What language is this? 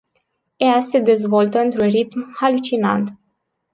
Romanian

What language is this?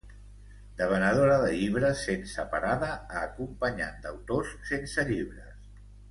Catalan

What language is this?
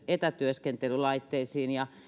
Finnish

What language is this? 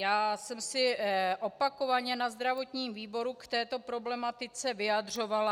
Czech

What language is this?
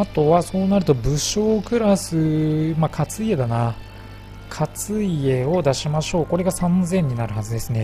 Japanese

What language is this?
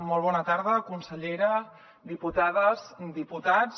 Catalan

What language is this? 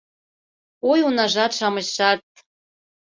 Mari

